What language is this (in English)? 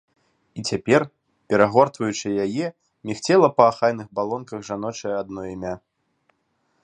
Belarusian